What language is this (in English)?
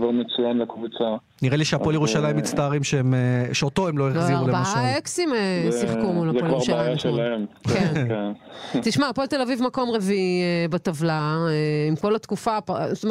Hebrew